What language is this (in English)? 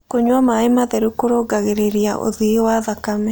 Kikuyu